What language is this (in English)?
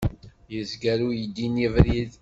Kabyle